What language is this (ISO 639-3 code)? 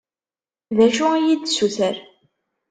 kab